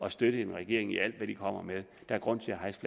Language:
Danish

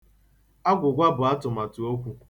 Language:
Igbo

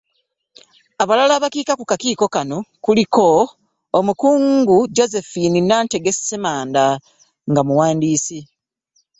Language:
Ganda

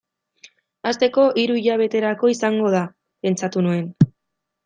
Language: Basque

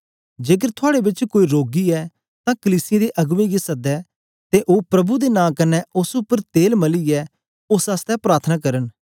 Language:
Dogri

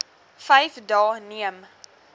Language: Afrikaans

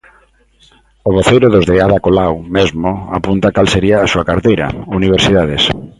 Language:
Galician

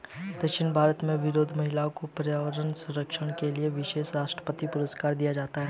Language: Hindi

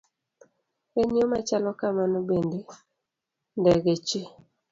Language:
Luo (Kenya and Tanzania)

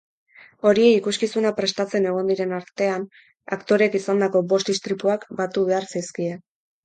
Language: Basque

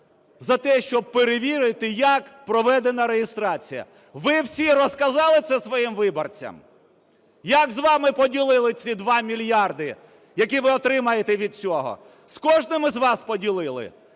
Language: Ukrainian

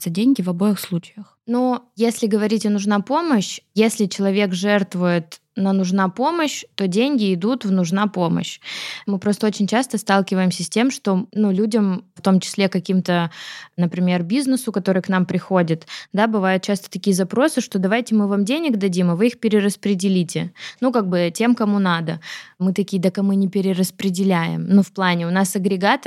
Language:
Russian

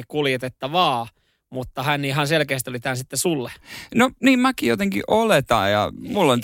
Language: Finnish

